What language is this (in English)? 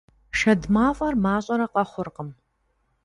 Kabardian